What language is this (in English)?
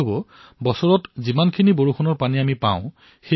Assamese